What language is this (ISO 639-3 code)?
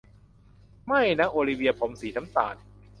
tha